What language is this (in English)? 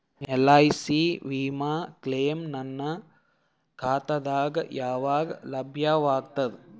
Kannada